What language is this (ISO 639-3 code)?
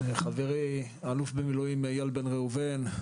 heb